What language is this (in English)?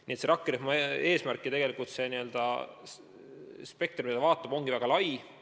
Estonian